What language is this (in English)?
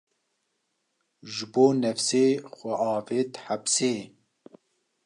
Kurdish